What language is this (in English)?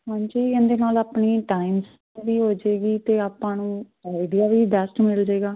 Punjabi